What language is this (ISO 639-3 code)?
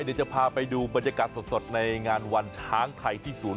tha